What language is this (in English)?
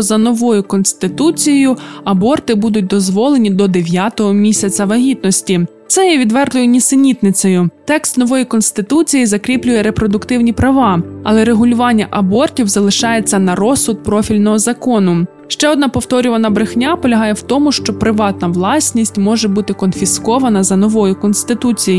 Ukrainian